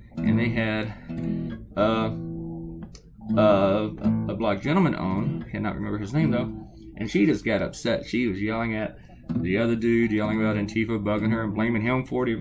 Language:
English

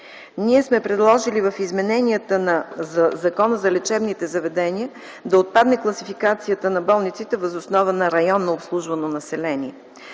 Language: Bulgarian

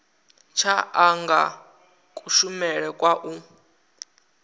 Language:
Venda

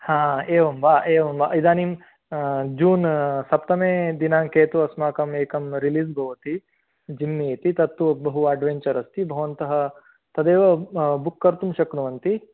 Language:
Sanskrit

